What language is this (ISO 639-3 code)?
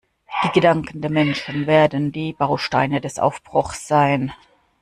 deu